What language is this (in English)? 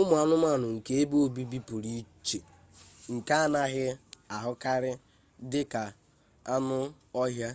Igbo